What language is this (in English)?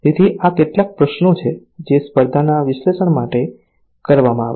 Gujarati